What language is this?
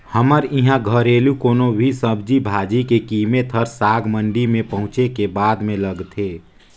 Chhattisgarhi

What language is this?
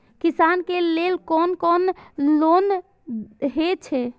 Maithili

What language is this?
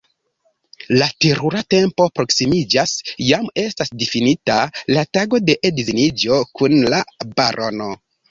Esperanto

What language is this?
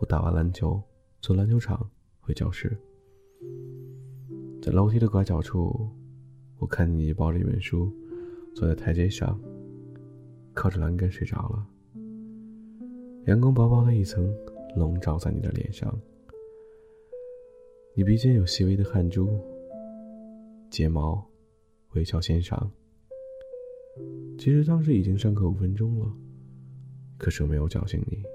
Chinese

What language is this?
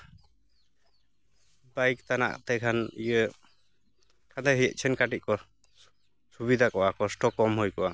Santali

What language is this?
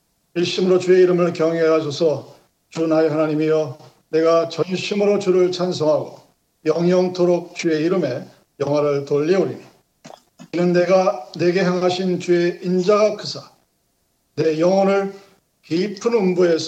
Korean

